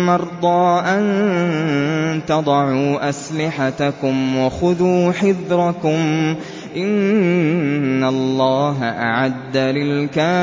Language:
Arabic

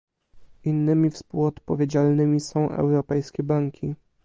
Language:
Polish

